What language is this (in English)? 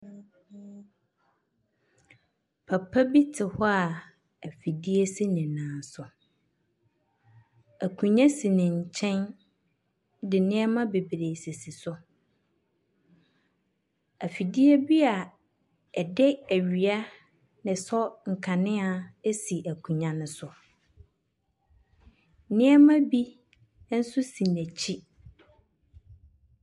Akan